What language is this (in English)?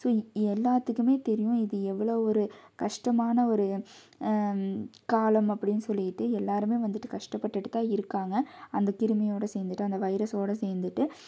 Tamil